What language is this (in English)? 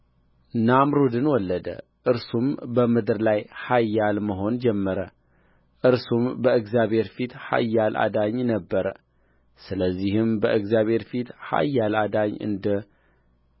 Amharic